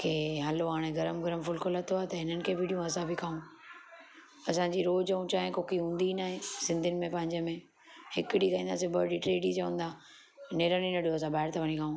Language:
Sindhi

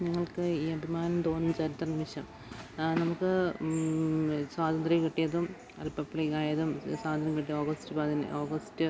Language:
Malayalam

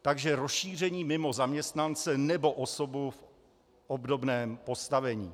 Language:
Czech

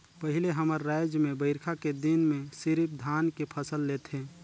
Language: Chhattisgarhi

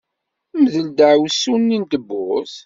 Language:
Kabyle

